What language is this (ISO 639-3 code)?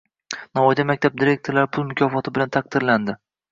uzb